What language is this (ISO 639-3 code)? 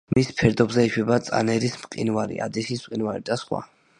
kat